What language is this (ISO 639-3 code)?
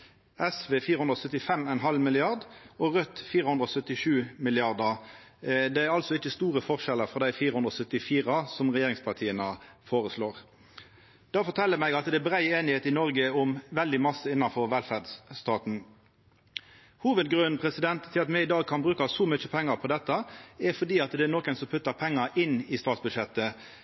nno